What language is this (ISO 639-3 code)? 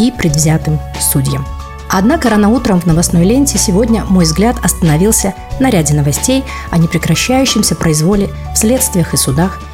rus